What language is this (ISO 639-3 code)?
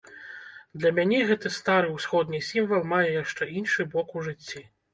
bel